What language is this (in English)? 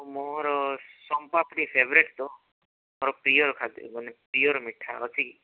Odia